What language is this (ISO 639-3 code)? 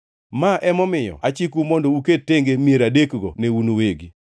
luo